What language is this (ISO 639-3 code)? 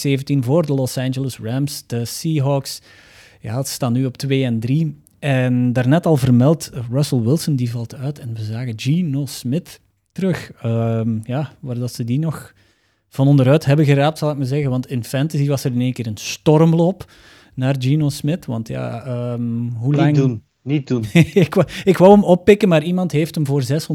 nld